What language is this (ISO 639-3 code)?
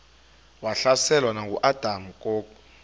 xho